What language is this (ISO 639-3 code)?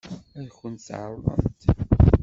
kab